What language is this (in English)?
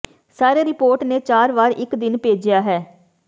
Punjabi